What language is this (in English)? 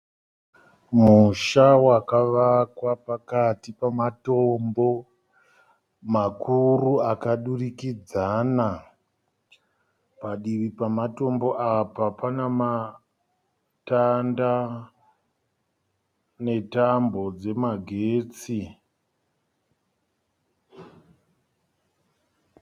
Shona